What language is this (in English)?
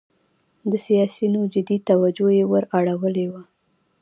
Pashto